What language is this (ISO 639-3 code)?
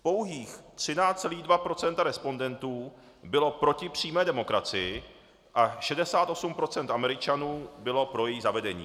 ces